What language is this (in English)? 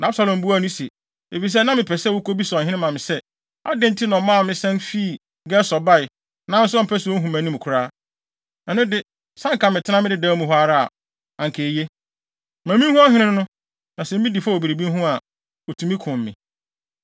Akan